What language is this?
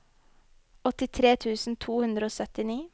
Norwegian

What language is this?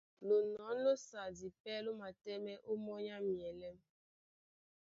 Duala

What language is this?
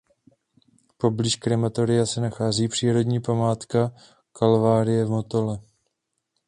Czech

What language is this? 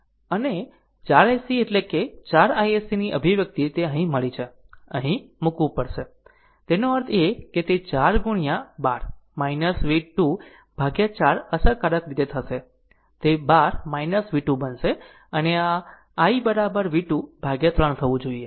Gujarati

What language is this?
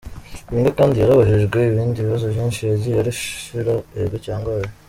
Kinyarwanda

